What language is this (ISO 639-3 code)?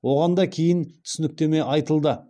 kaz